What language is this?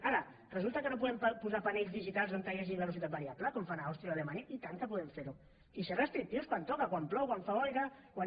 Catalan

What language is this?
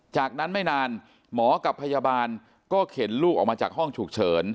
Thai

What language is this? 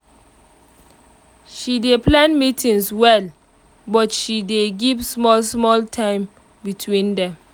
Nigerian Pidgin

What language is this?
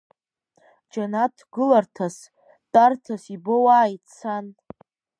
Abkhazian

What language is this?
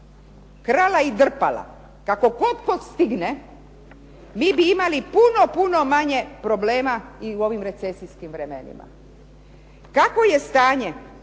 Croatian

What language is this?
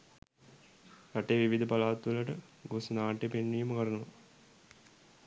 Sinhala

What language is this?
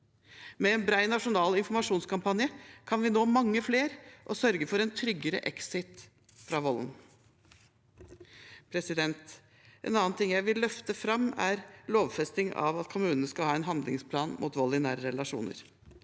Norwegian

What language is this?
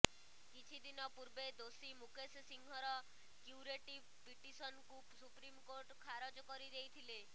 Odia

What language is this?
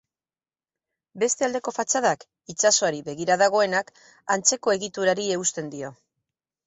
Basque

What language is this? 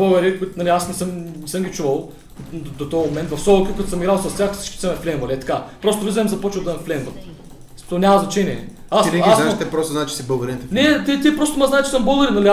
Bulgarian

